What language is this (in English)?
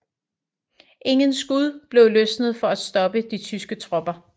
Danish